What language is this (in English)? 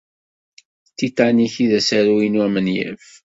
Kabyle